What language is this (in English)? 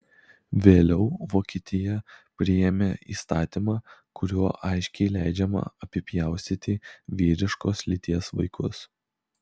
Lithuanian